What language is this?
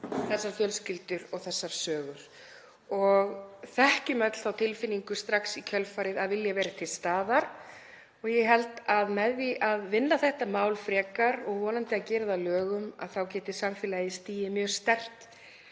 Icelandic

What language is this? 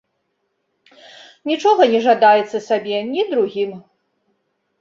Belarusian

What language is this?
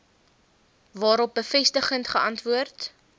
Afrikaans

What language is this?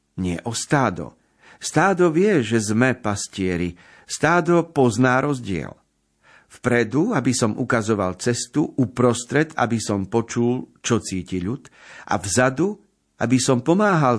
Slovak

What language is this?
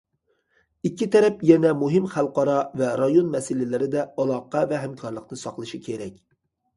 Uyghur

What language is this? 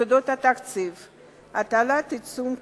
Hebrew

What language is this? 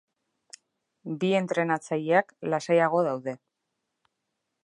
Basque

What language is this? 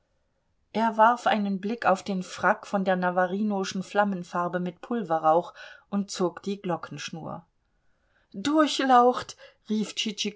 German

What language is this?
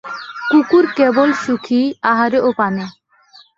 Bangla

